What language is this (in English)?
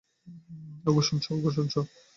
Bangla